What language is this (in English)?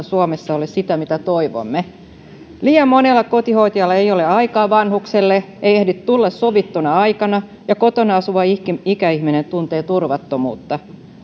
Finnish